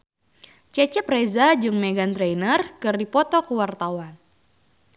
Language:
Sundanese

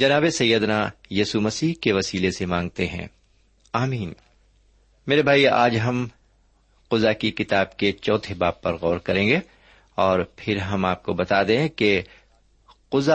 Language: Urdu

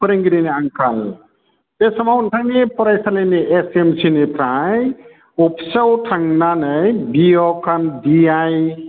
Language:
Bodo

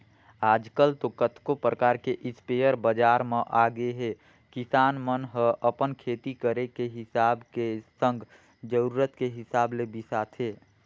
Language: Chhattisgarhi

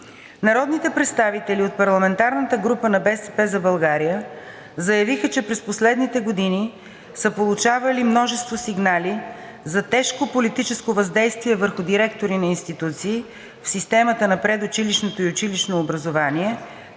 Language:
Bulgarian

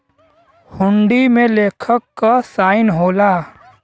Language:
Bhojpuri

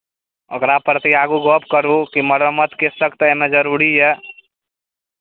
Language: Maithili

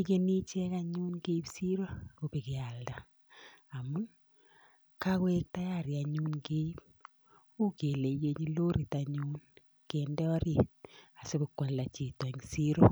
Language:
Kalenjin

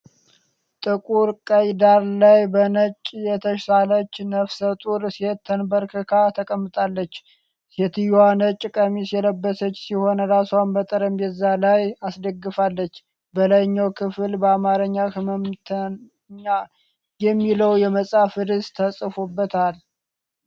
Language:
Amharic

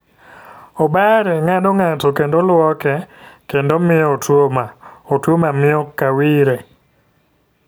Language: Luo (Kenya and Tanzania)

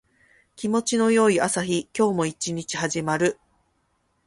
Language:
Japanese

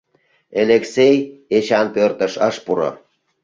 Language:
Mari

